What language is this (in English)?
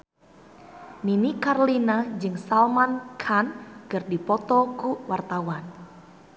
Sundanese